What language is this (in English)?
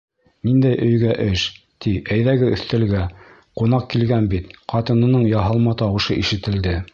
Bashkir